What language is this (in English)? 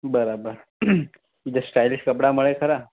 Gujarati